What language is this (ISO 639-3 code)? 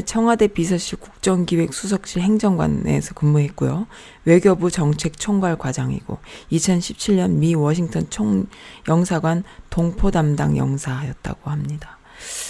kor